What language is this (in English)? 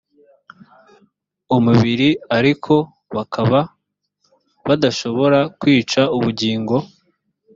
Kinyarwanda